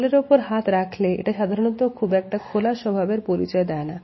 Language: Bangla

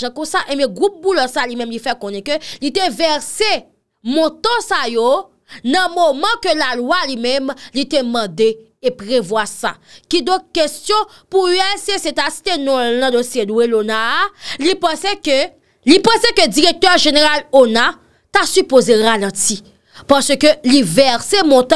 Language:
French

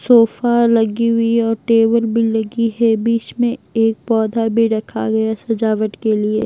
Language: Hindi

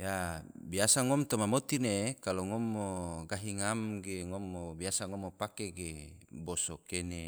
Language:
Tidore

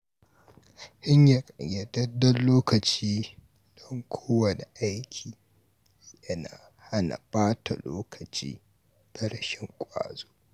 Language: Hausa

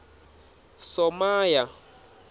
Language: Tsonga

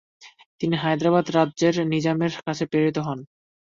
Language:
Bangla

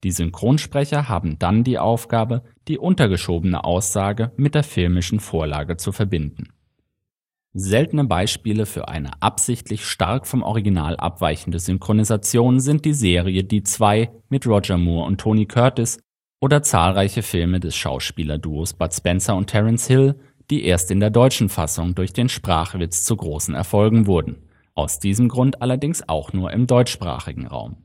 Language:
German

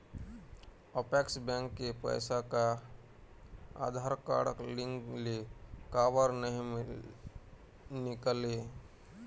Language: Chhattisgarhi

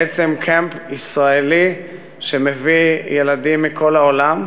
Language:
Hebrew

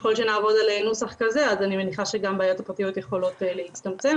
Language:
Hebrew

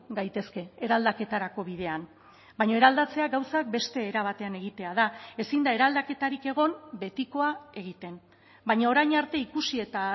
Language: Basque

